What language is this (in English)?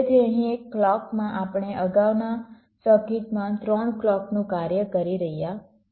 Gujarati